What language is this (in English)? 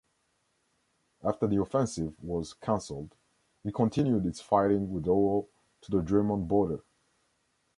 English